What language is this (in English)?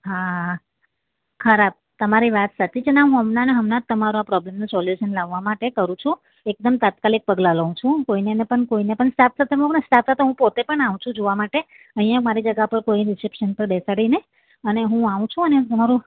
Gujarati